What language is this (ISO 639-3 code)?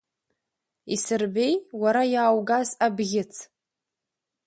abk